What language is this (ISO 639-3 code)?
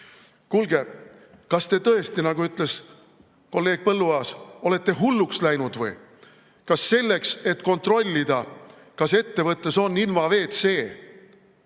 est